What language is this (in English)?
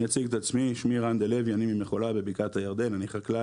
Hebrew